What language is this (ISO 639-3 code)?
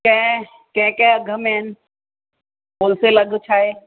snd